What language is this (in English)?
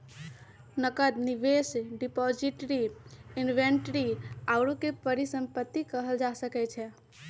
Magahi